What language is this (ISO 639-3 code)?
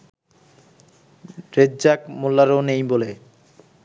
ben